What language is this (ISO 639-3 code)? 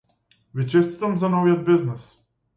mkd